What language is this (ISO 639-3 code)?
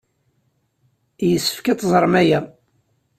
kab